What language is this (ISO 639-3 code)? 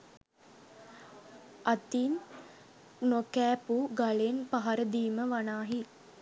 sin